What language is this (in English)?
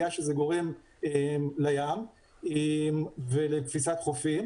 Hebrew